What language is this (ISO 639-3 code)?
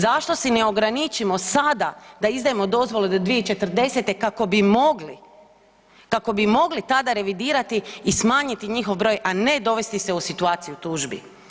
hrv